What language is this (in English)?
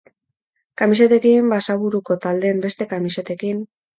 Basque